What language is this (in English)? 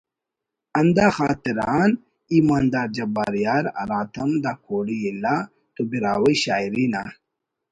Brahui